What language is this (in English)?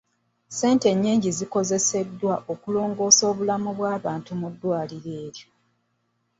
Ganda